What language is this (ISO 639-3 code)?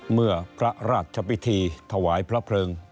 tha